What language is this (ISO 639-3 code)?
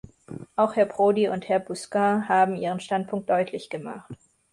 deu